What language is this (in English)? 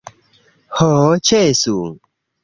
Esperanto